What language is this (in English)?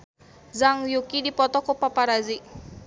Sundanese